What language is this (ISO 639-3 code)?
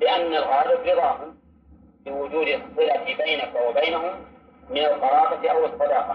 ara